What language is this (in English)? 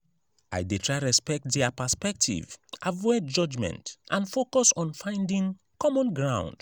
Nigerian Pidgin